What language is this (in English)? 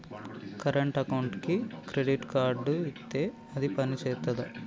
Telugu